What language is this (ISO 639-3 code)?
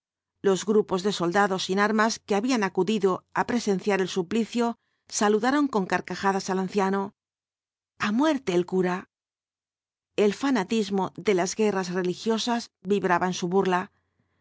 spa